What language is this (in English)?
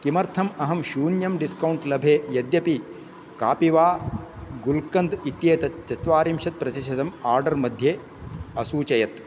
Sanskrit